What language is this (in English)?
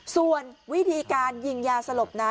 Thai